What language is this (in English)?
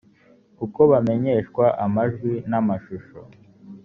Kinyarwanda